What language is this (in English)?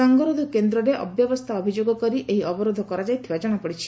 Odia